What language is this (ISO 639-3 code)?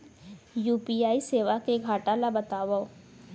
hne